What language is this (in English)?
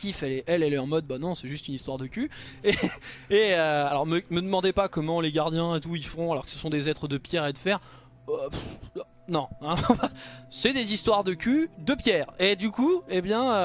French